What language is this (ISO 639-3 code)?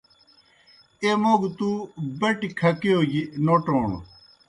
plk